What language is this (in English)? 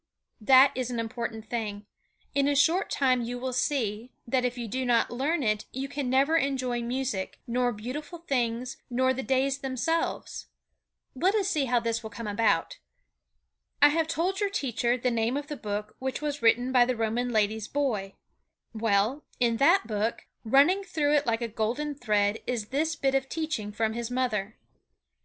English